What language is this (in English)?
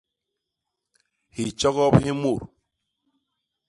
Basaa